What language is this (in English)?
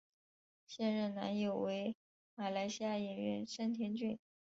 Chinese